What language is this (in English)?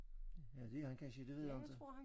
Danish